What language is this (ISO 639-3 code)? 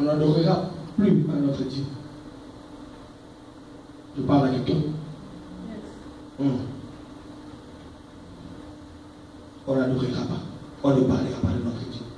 fra